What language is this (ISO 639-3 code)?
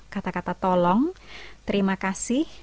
ind